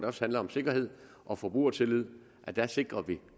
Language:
Danish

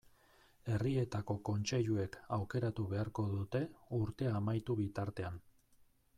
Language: Basque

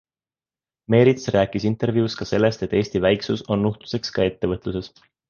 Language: Estonian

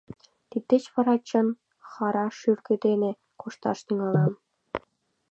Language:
Mari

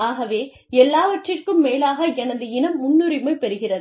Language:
Tamil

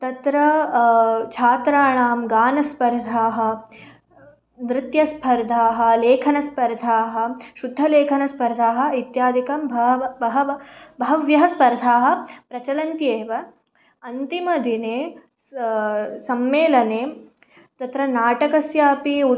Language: Sanskrit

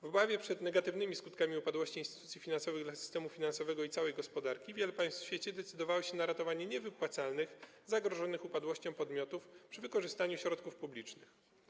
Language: Polish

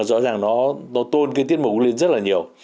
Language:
Vietnamese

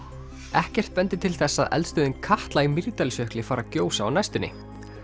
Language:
Icelandic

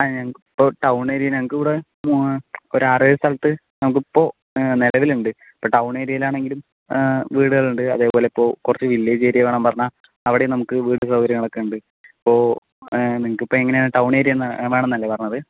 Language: Malayalam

